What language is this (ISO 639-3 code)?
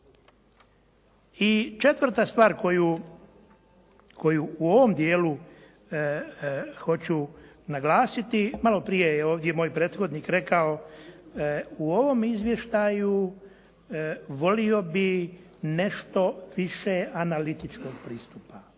hrv